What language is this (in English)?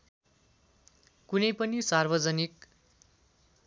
Nepali